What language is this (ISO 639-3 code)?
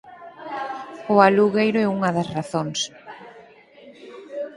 glg